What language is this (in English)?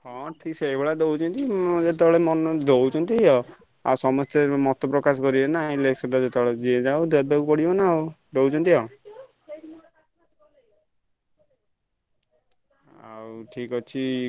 Odia